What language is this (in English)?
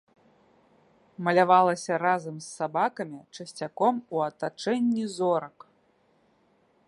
Belarusian